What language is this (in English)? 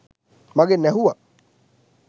Sinhala